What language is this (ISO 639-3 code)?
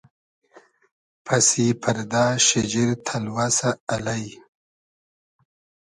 haz